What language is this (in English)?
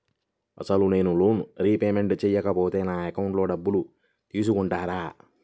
Telugu